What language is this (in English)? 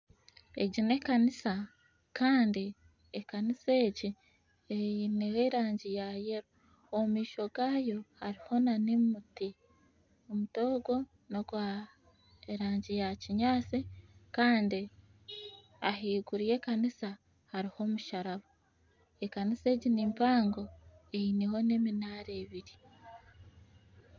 Nyankole